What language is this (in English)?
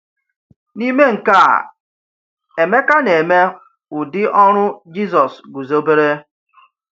Igbo